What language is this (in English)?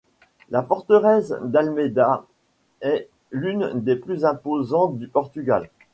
French